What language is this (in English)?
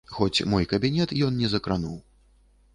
Belarusian